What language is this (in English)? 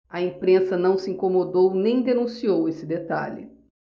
Portuguese